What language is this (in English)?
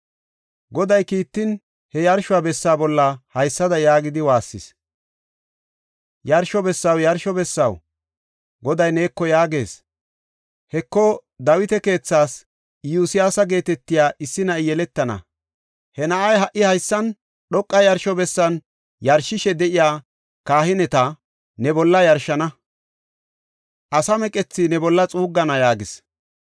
Gofa